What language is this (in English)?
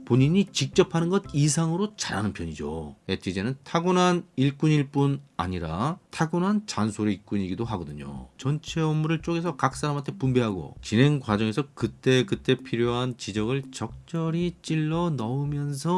Korean